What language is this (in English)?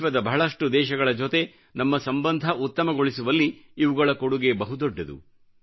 Kannada